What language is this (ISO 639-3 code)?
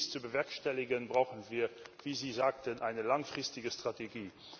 deu